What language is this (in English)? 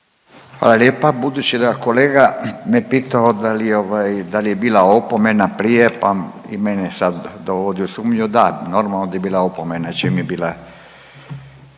Croatian